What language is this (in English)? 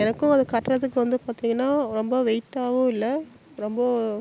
Tamil